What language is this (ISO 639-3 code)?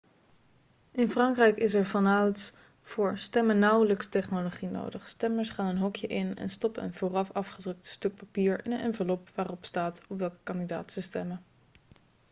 nld